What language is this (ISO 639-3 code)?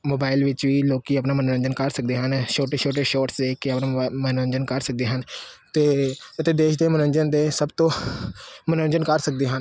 pan